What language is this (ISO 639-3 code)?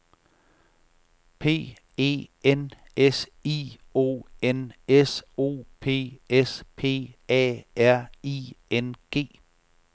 dan